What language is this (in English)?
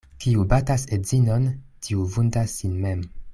Esperanto